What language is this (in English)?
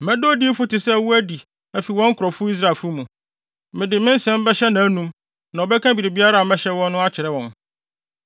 Akan